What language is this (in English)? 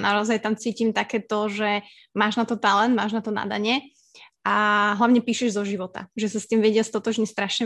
Slovak